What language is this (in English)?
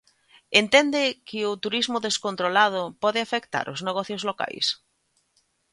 Galician